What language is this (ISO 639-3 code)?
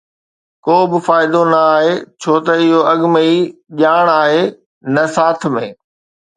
snd